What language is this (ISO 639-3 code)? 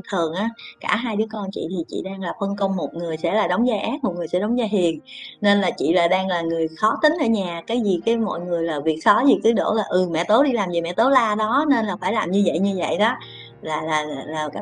vie